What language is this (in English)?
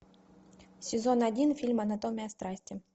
Russian